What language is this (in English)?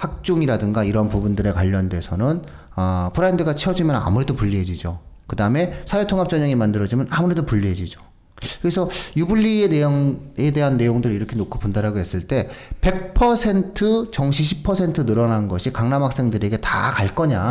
Korean